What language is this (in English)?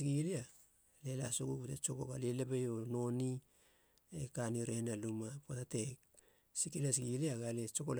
Halia